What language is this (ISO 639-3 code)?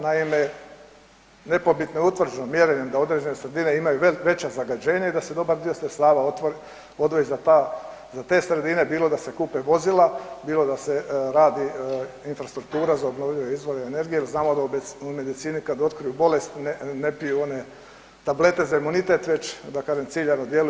hrv